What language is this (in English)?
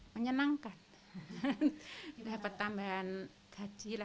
Indonesian